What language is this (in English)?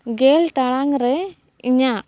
Santali